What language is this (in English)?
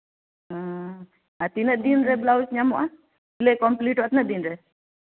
Santali